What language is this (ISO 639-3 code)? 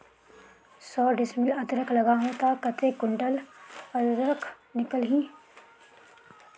hne